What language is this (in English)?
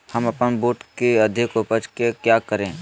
Magahi